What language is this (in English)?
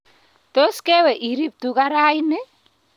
Kalenjin